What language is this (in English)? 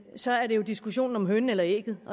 Danish